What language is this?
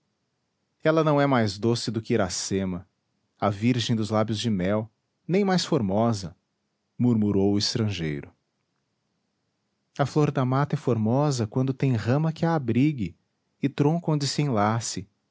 Portuguese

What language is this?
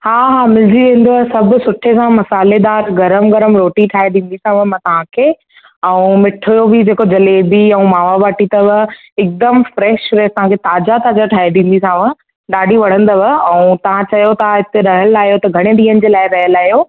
Sindhi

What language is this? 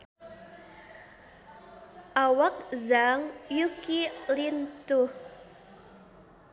Sundanese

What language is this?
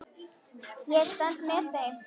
Icelandic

